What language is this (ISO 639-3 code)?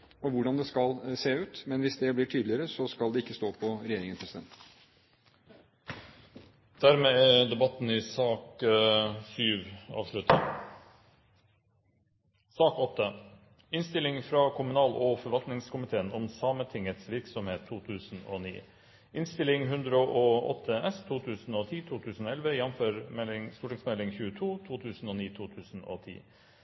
nor